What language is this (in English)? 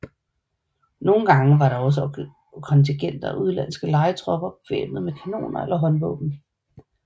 Danish